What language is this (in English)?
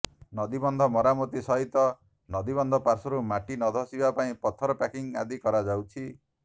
Odia